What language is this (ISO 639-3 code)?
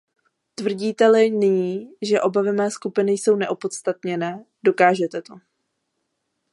ces